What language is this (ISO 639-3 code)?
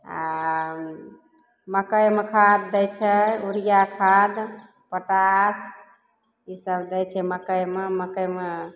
mai